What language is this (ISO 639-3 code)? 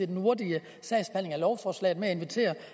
dan